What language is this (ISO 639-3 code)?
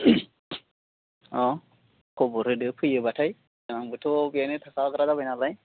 brx